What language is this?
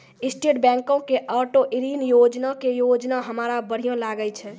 Maithili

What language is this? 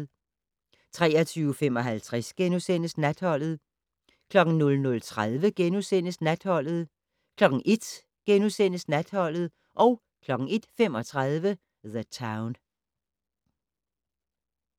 Danish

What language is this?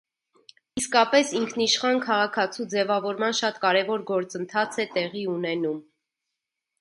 Armenian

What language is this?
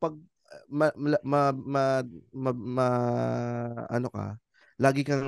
Filipino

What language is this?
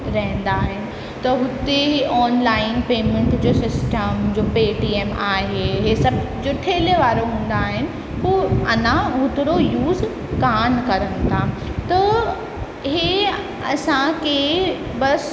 Sindhi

